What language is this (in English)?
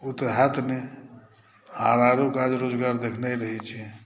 Maithili